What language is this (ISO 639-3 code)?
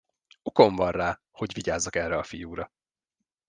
hun